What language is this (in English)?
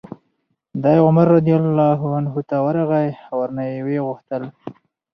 Pashto